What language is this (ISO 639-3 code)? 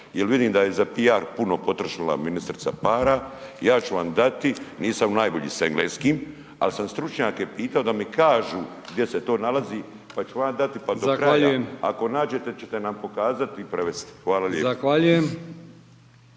hrv